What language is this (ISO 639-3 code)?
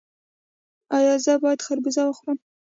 pus